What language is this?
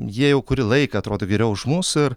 Lithuanian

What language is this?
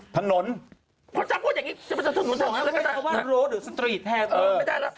Thai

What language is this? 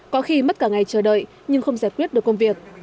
Vietnamese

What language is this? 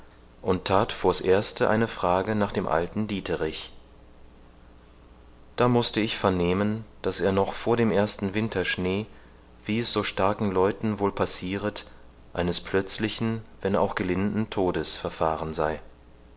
German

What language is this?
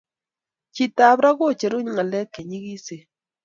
Kalenjin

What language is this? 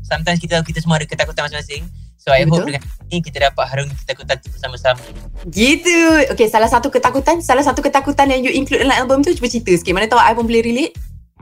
Malay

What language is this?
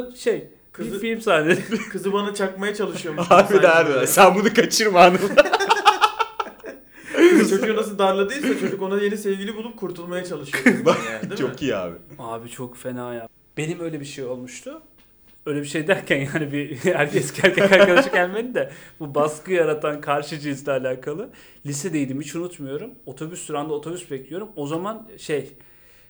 Turkish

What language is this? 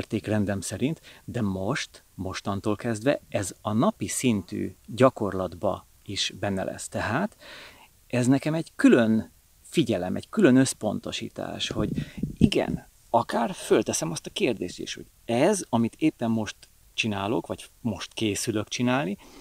Hungarian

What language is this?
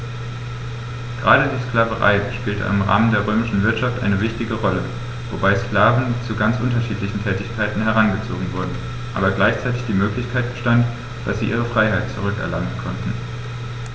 German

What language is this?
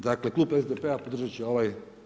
Croatian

